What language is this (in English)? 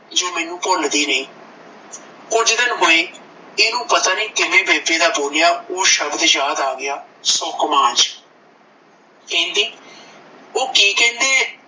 Punjabi